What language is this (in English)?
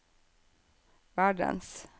Norwegian